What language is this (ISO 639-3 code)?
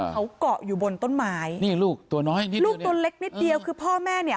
tha